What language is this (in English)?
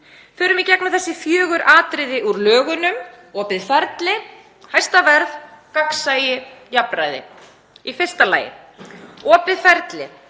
Icelandic